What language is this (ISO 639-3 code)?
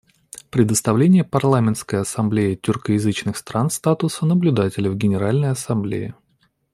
rus